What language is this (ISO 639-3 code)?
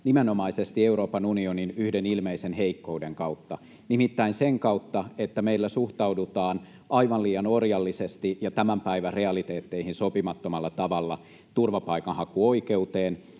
fin